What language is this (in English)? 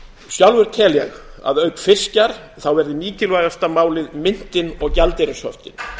Icelandic